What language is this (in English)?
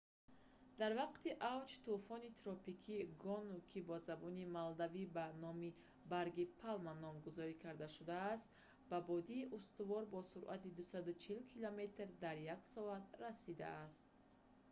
Tajik